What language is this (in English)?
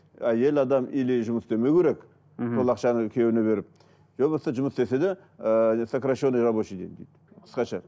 Kazakh